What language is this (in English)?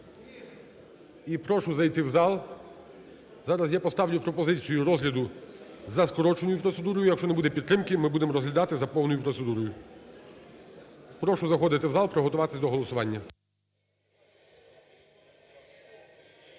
Ukrainian